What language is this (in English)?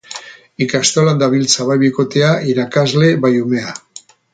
Basque